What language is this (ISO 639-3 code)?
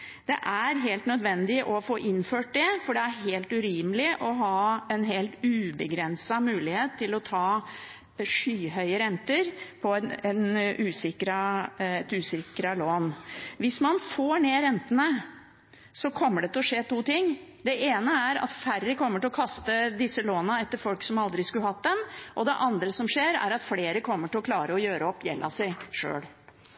nob